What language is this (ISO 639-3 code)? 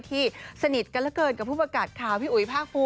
tha